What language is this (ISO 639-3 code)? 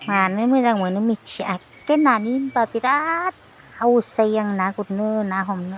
brx